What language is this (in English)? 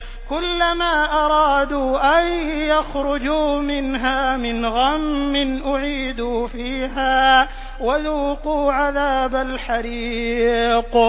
Arabic